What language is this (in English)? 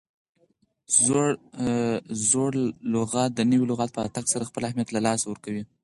Pashto